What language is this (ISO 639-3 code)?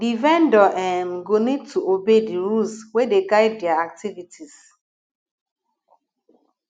pcm